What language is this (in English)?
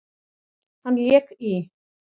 Icelandic